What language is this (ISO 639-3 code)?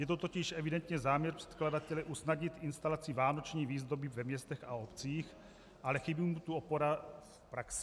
ces